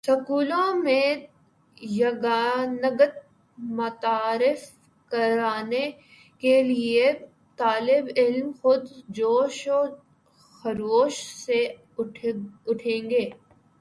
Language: Urdu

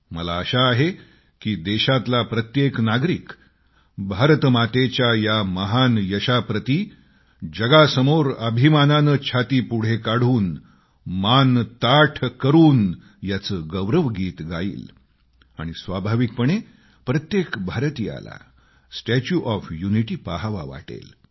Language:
Marathi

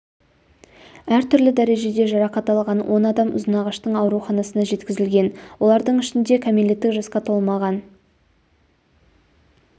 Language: Kazakh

